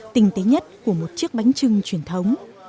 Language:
Vietnamese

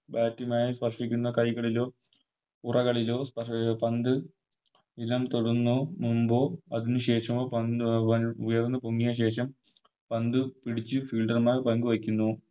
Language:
Malayalam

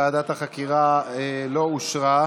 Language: Hebrew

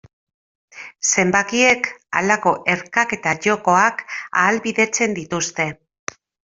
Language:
Basque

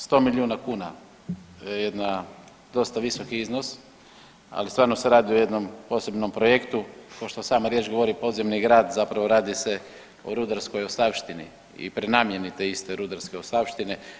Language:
Croatian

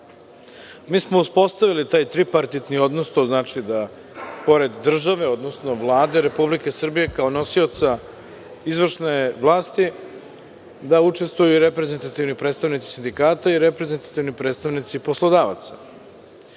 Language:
Serbian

